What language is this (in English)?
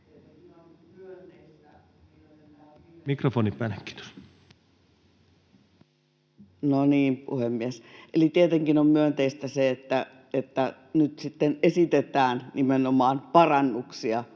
Finnish